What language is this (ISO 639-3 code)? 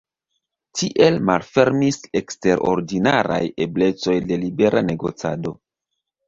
epo